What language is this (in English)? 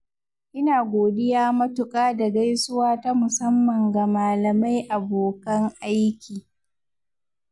Hausa